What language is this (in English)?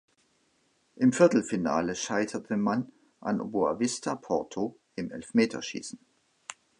German